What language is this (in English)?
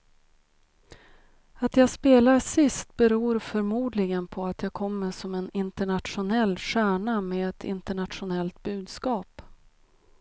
Swedish